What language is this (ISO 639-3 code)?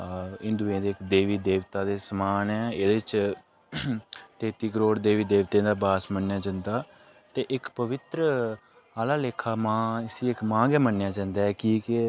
doi